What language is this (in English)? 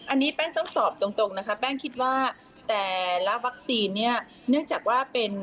Thai